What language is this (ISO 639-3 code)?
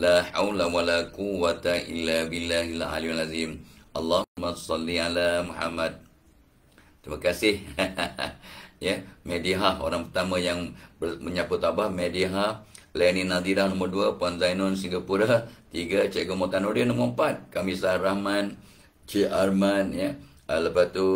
msa